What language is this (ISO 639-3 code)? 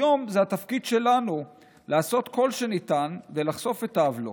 heb